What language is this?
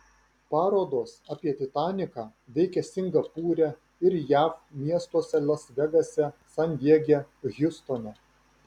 Lithuanian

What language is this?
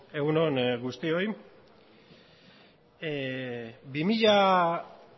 Basque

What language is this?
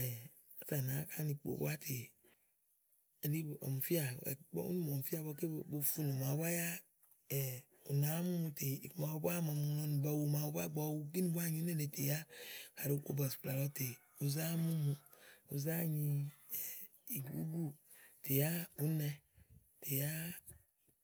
Igo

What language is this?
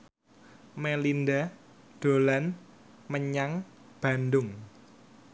Javanese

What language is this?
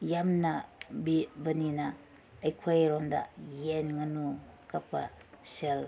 Manipuri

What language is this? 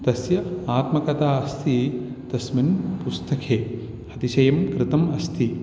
Sanskrit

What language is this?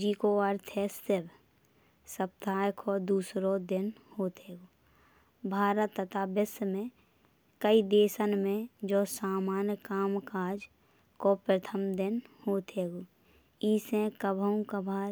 Bundeli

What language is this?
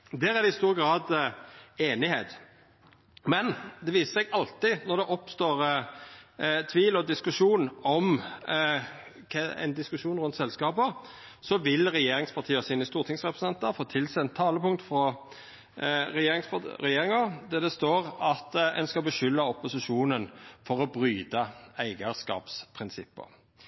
Norwegian Nynorsk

